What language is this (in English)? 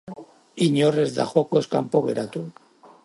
Basque